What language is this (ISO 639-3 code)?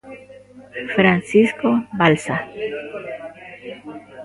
glg